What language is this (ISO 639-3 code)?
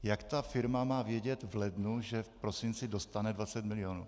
ces